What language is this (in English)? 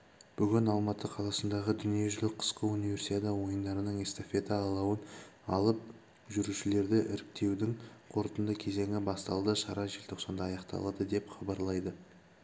Kazakh